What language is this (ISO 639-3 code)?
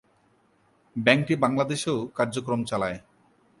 ben